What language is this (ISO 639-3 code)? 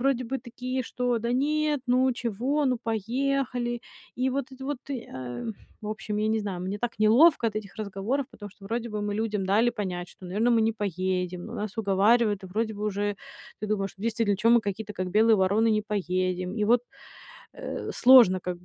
rus